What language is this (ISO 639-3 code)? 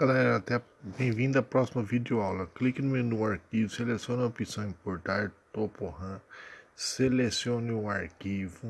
por